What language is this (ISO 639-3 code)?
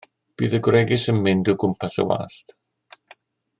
cym